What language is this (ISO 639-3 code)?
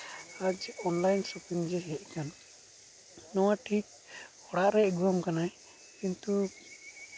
sat